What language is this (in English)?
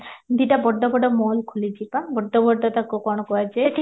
Odia